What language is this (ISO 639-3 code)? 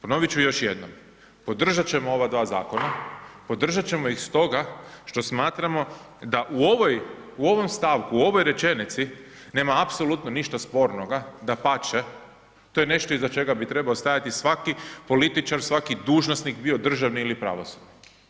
hrv